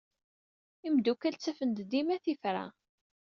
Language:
Kabyle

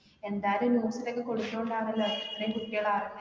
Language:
Malayalam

